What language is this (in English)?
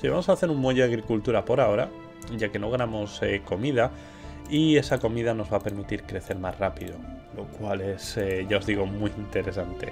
Spanish